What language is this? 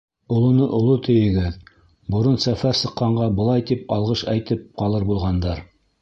Bashkir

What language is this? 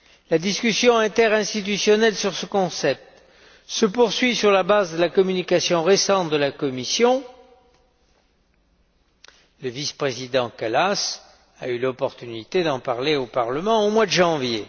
French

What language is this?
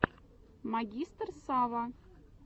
Russian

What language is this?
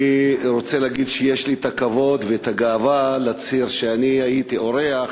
Hebrew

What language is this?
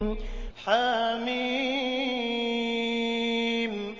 Arabic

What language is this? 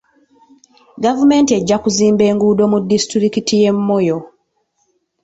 Ganda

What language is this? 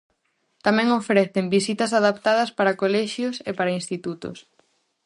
Galician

